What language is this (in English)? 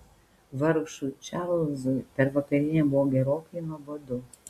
Lithuanian